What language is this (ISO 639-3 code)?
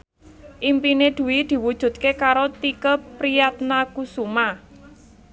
jav